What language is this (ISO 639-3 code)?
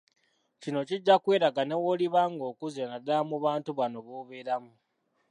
lug